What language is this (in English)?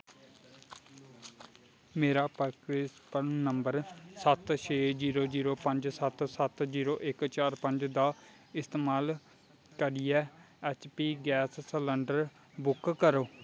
Dogri